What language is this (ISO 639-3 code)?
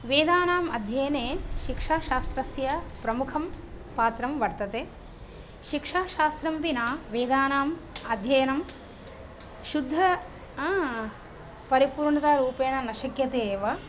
san